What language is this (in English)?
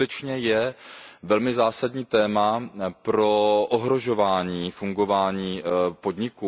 Czech